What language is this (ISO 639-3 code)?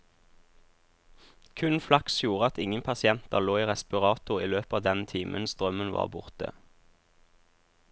nor